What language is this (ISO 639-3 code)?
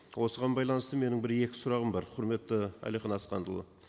kaz